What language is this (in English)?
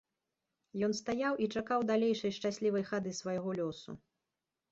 Belarusian